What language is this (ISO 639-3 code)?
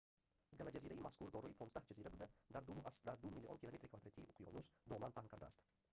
tgk